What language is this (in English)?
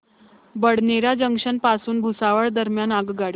Marathi